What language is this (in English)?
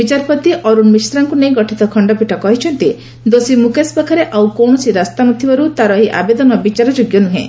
Odia